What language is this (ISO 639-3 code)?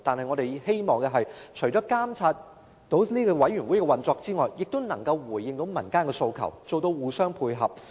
yue